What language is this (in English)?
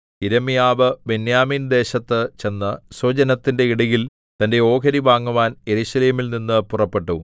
Malayalam